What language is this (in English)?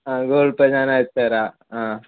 Malayalam